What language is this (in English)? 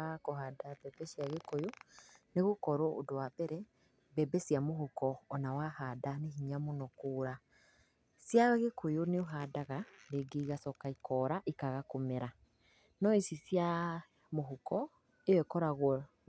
Kikuyu